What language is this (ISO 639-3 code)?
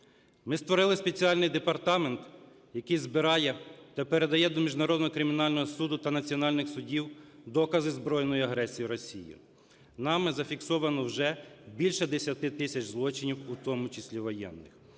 ukr